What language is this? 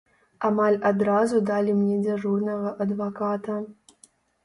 Belarusian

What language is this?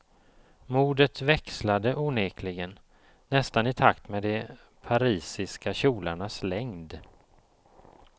Swedish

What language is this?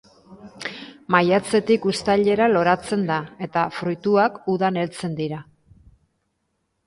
Basque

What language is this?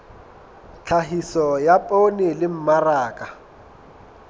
Southern Sotho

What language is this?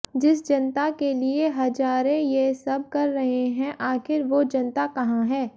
Hindi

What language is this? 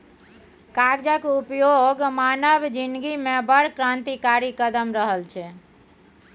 Maithili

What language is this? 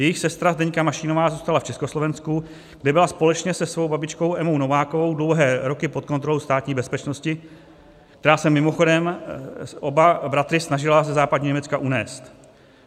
Czech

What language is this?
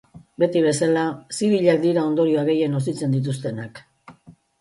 Basque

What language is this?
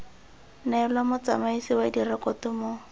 Tswana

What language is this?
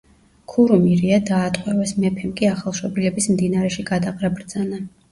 Georgian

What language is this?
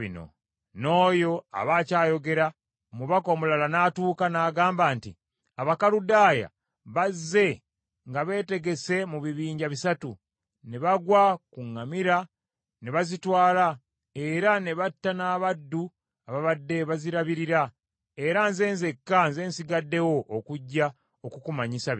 Ganda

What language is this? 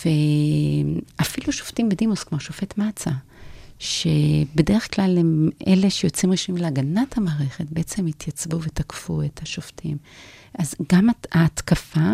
Hebrew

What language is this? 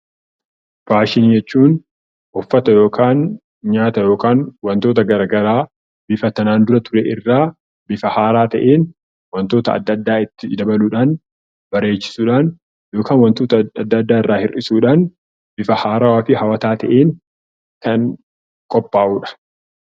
Oromo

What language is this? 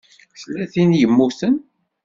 Kabyle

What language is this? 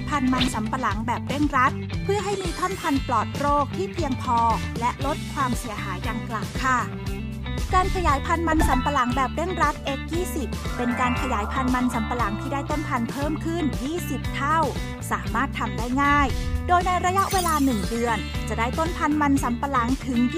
Thai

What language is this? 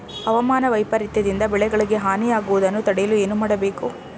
Kannada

